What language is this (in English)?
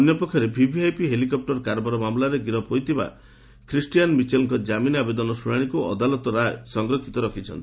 Odia